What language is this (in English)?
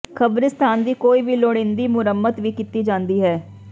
Punjabi